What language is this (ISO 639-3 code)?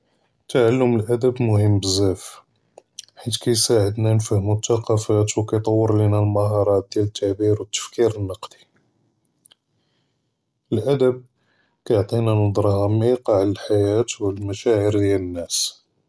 jrb